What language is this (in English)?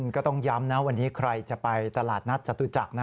Thai